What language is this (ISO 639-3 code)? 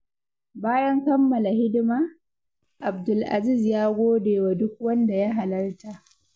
hau